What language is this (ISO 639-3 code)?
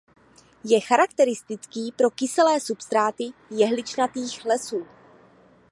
ces